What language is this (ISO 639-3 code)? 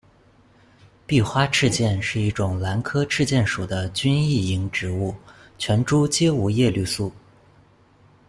zho